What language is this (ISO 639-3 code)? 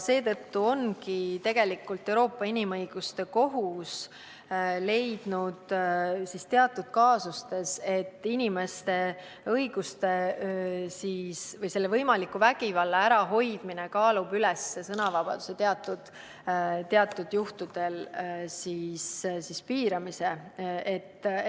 est